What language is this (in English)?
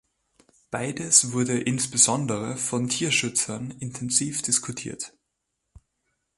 German